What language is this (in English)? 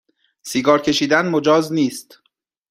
Persian